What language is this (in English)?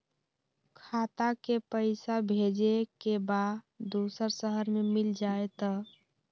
Magahi